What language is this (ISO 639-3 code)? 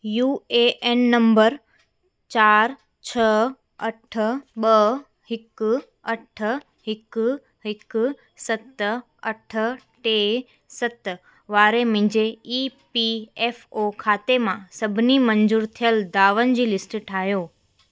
snd